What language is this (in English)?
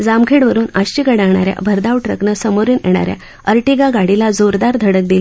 Marathi